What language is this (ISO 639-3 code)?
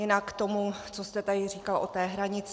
ces